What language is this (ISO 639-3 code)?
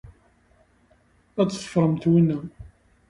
kab